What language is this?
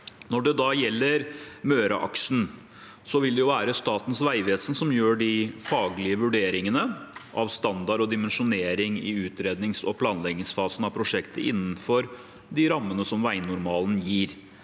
Norwegian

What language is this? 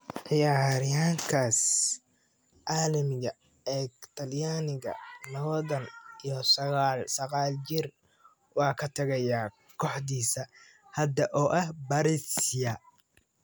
Somali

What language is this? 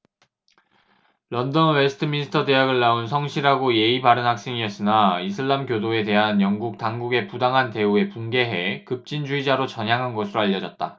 Korean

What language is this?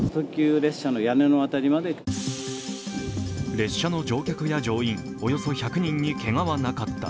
Japanese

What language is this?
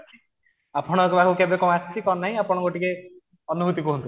Odia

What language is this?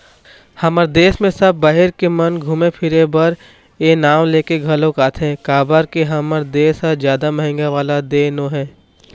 Chhattisgarhi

